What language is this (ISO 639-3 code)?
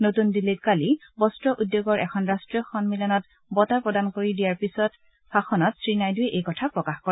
asm